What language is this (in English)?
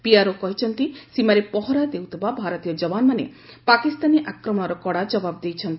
Odia